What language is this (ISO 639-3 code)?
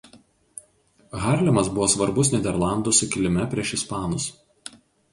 lit